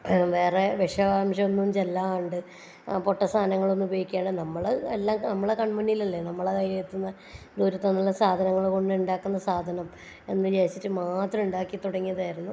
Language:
Malayalam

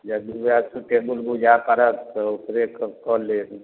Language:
Maithili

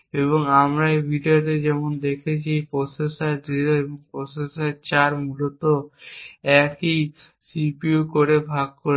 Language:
Bangla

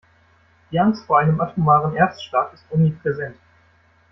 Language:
German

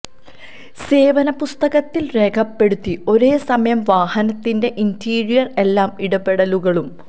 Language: Malayalam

